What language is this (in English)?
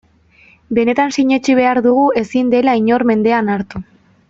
Basque